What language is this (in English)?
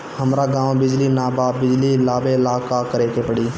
Bhojpuri